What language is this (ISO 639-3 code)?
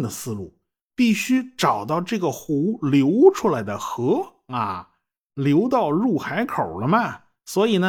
zho